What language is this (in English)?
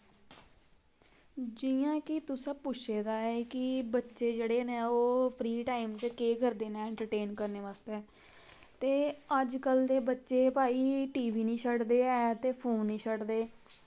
Dogri